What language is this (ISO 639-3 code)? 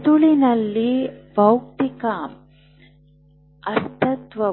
kan